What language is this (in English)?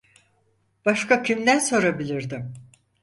Turkish